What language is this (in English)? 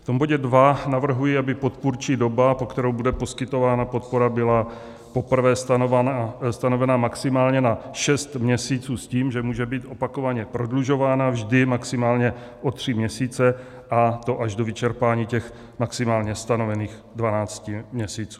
Czech